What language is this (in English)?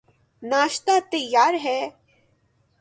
Urdu